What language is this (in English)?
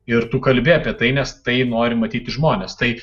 Lithuanian